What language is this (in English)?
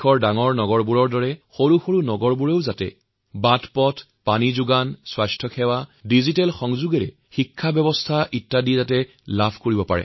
Assamese